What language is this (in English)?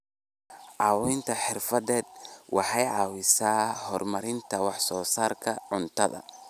Somali